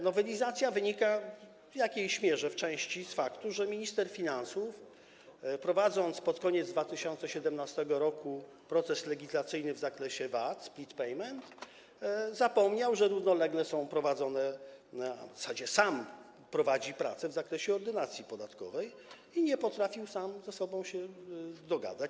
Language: Polish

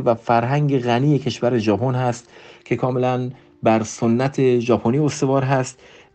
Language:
Persian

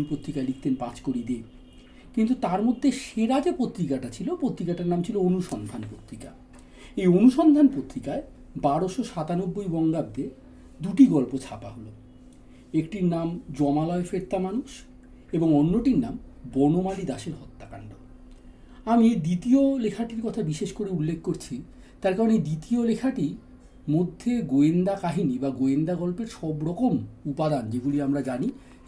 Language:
Bangla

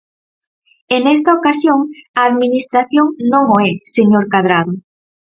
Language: Galician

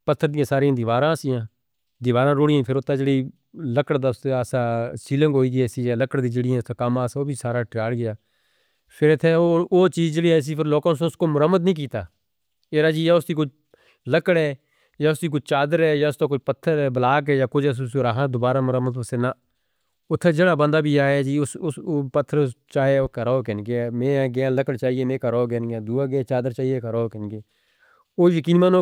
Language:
Northern Hindko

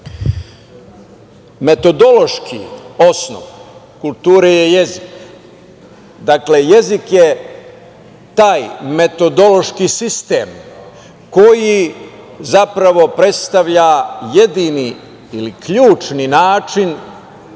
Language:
Serbian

